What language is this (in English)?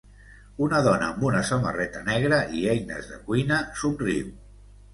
Catalan